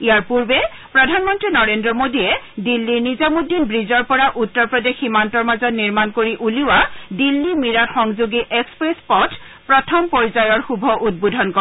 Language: Assamese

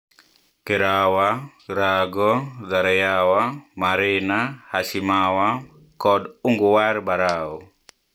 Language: Luo (Kenya and Tanzania)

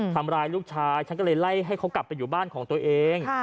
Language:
Thai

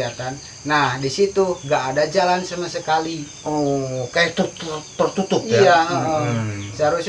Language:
Indonesian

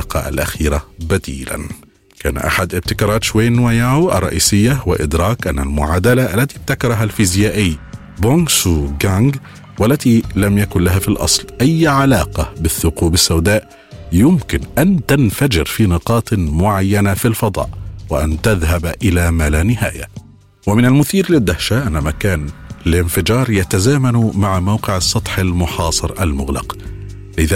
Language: Arabic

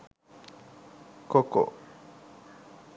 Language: Sinhala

